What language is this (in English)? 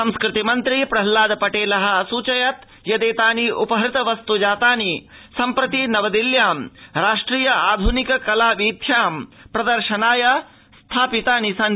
Sanskrit